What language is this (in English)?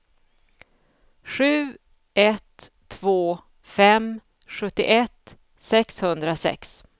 Swedish